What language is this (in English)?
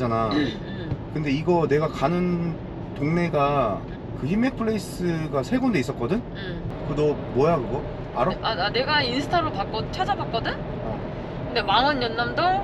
Korean